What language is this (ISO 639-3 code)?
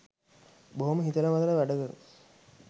sin